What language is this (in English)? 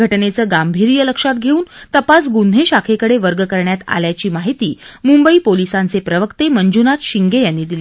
Marathi